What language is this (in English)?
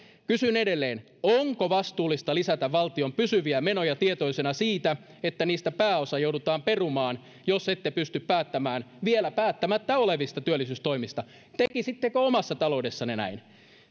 Finnish